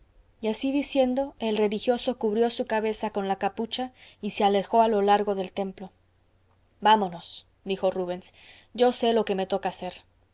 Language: Spanish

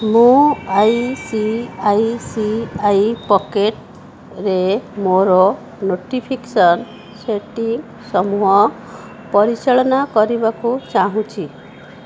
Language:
Odia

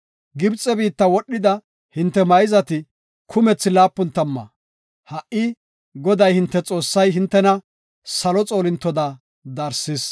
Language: Gofa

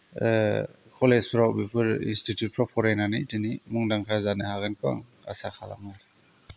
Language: Bodo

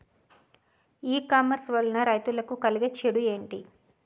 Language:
Telugu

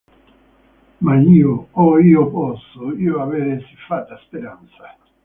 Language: Italian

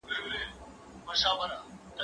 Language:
Pashto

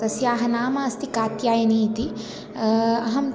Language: Sanskrit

